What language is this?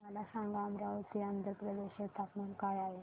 Marathi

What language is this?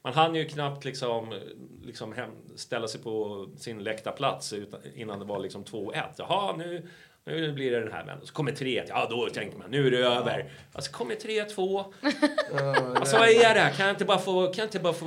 Swedish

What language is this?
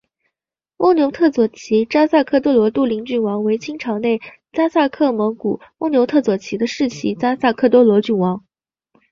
Chinese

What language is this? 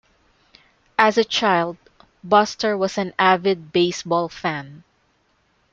English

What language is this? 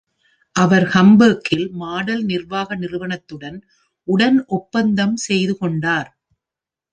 Tamil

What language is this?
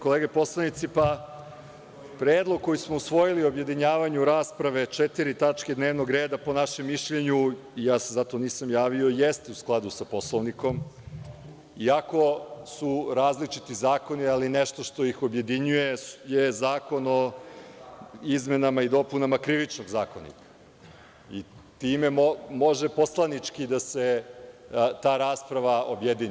Serbian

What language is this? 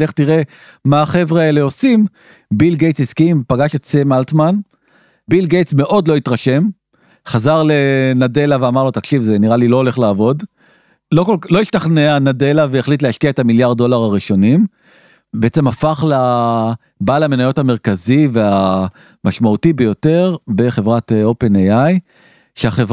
Hebrew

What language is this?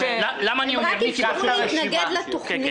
Hebrew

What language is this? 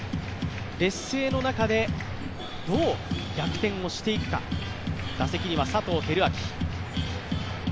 Japanese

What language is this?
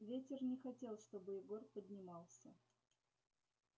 Russian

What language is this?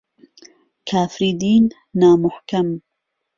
Central Kurdish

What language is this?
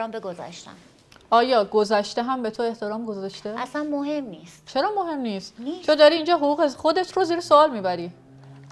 Persian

